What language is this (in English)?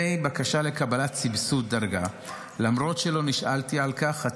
Hebrew